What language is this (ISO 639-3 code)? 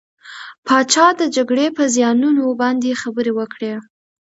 pus